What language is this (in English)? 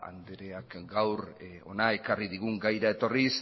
Basque